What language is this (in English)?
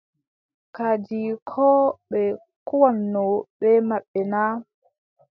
Adamawa Fulfulde